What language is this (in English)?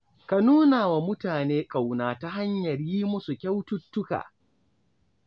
Hausa